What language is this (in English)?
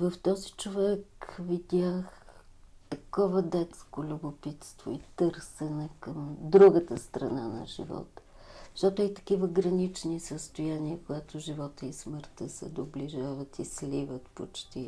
Bulgarian